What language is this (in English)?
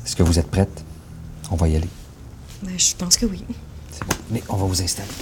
French